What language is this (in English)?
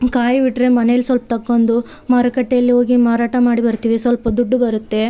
Kannada